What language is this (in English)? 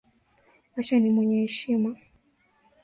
Swahili